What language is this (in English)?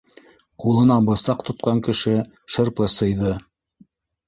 Bashkir